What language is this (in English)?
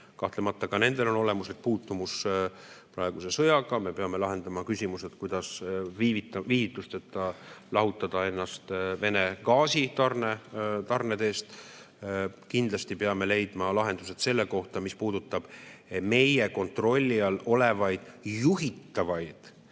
Estonian